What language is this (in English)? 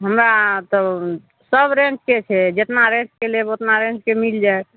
Maithili